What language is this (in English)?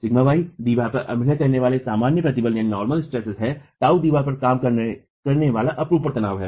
Hindi